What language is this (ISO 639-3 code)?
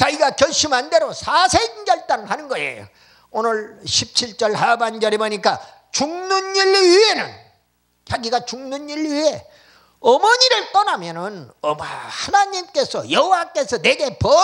kor